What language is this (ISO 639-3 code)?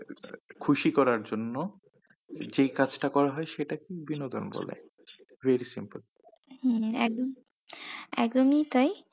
ben